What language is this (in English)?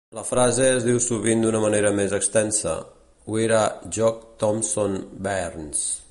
Catalan